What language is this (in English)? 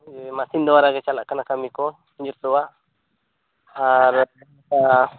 Santali